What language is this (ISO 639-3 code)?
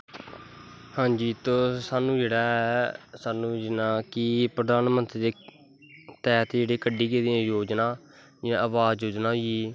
doi